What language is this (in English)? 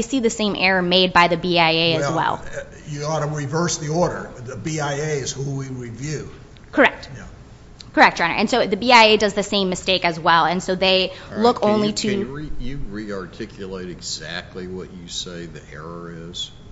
English